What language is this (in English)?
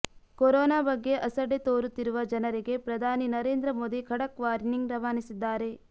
Kannada